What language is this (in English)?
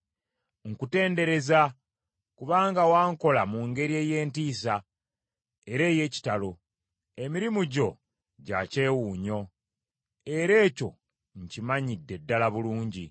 Ganda